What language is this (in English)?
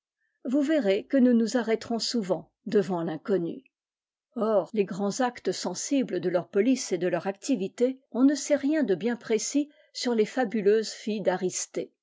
French